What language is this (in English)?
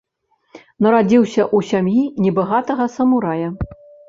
Belarusian